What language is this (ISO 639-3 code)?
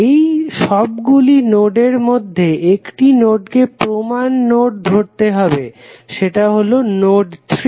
ben